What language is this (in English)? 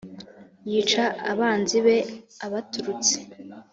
Kinyarwanda